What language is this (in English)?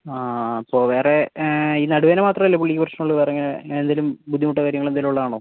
Malayalam